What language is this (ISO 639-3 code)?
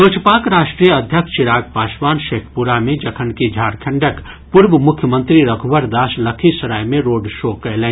mai